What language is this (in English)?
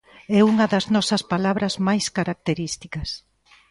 Galician